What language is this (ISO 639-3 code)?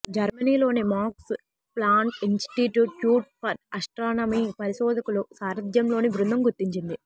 tel